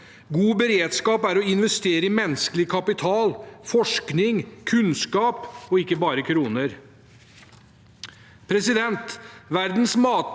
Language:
Norwegian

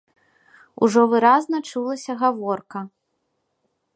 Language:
Belarusian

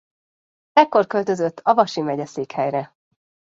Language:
Hungarian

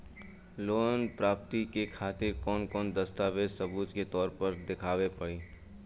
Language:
Bhojpuri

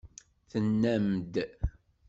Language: Kabyle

